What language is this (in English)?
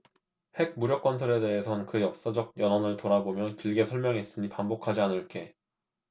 Korean